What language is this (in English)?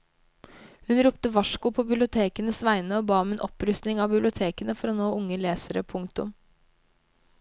Norwegian